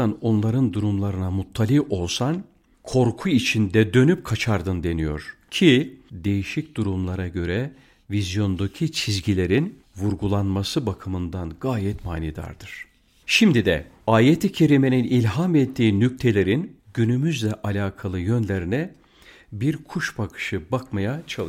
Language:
Turkish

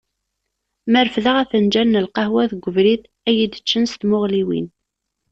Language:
Kabyle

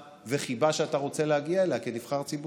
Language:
Hebrew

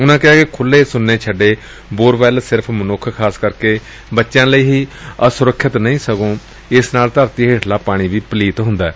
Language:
Punjabi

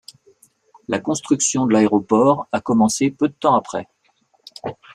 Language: French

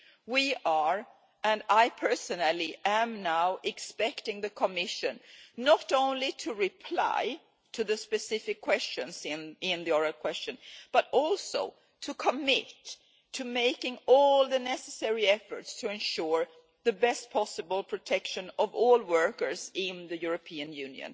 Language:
English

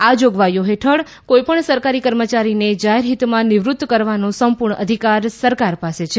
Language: Gujarati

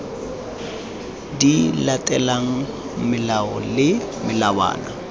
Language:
Tswana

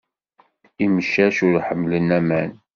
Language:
Kabyle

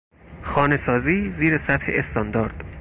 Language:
Persian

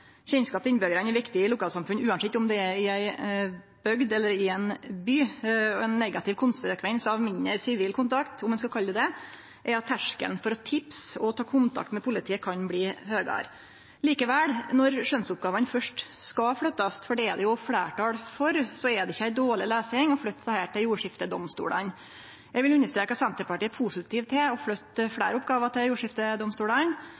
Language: Norwegian Nynorsk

